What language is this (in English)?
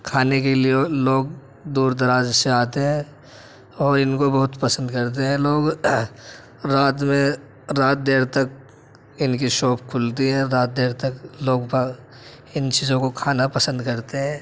Urdu